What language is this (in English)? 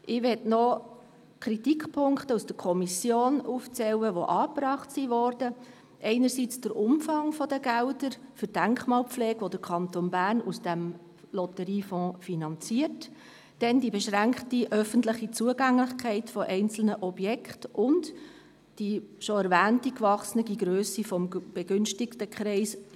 Swiss German